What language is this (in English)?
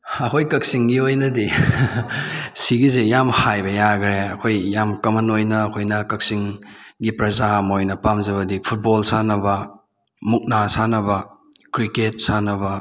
Manipuri